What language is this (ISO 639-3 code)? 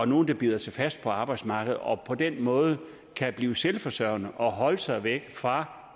dan